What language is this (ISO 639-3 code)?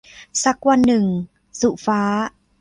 tha